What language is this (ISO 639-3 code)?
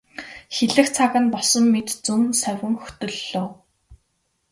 mon